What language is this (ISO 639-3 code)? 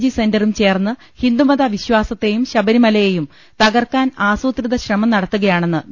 mal